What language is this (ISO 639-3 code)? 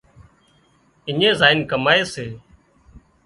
kxp